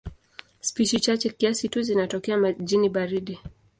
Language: Swahili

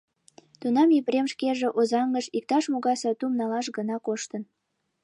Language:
Mari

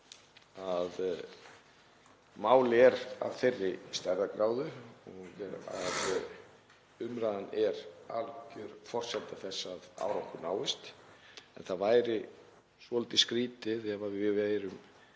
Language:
Icelandic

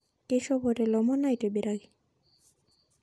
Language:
Masai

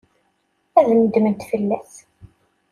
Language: Kabyle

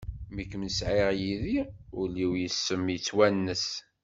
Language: Kabyle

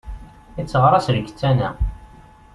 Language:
Kabyle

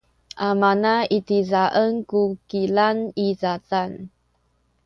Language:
Sakizaya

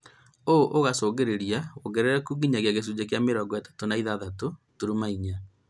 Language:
Kikuyu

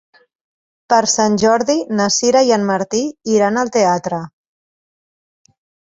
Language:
Catalan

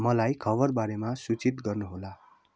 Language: Nepali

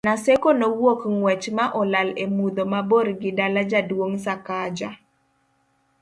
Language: Luo (Kenya and Tanzania)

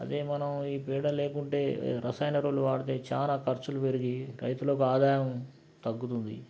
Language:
Telugu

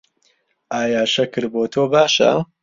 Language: Central Kurdish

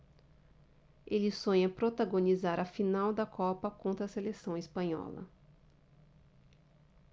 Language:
Portuguese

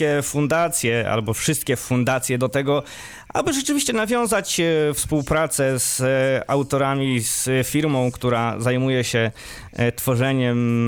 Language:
Polish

